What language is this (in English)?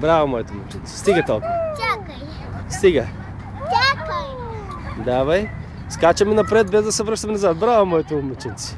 Bulgarian